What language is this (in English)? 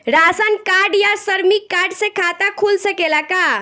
Bhojpuri